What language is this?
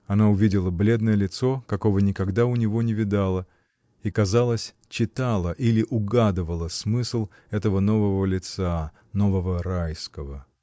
Russian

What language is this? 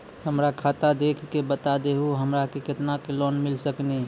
Maithili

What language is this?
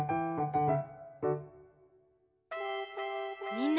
Japanese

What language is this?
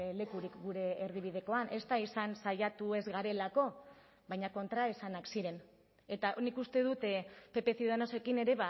Basque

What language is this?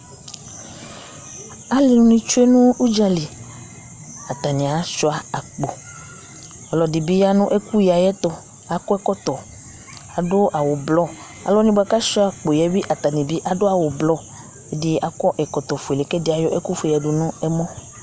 Ikposo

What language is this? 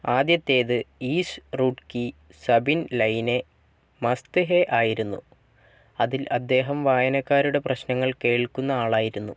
Malayalam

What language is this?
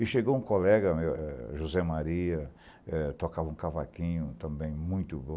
Portuguese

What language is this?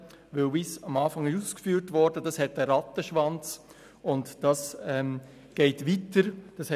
Swiss German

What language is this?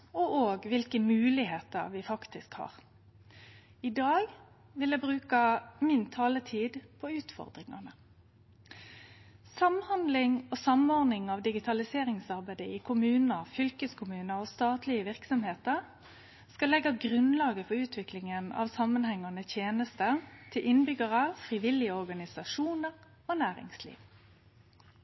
Norwegian Nynorsk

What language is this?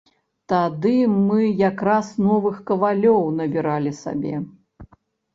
Belarusian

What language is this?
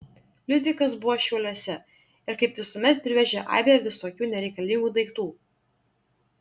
Lithuanian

